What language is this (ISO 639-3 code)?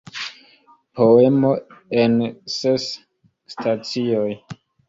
epo